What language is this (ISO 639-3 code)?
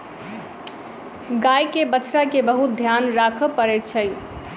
mai